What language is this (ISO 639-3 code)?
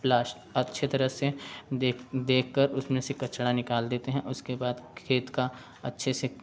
hin